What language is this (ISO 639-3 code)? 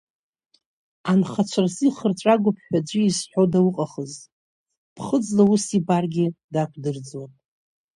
abk